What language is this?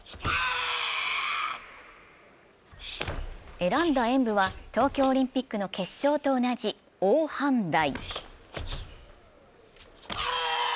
Japanese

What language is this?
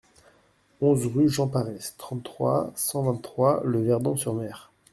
French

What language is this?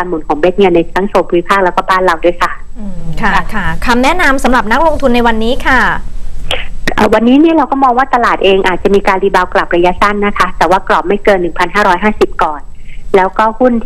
Thai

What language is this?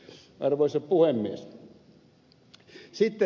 Finnish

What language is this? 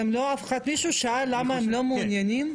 Hebrew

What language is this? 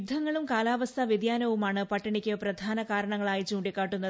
Malayalam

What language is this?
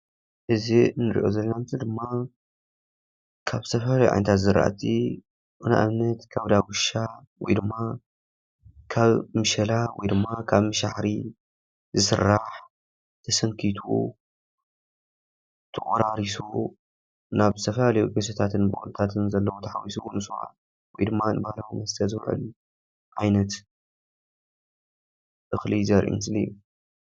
Tigrinya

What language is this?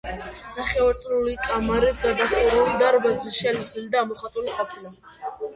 Georgian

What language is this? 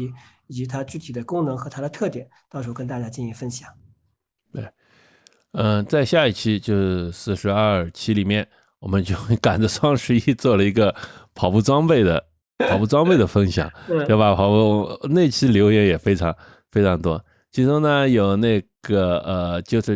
Chinese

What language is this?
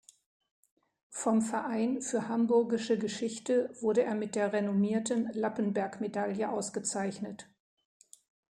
German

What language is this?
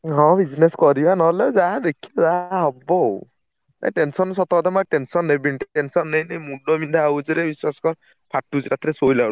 Odia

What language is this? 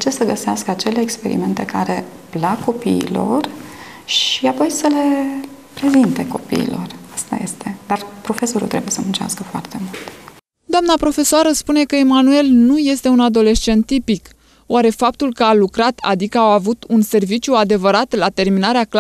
Romanian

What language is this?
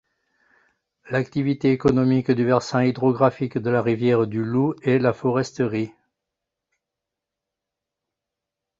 French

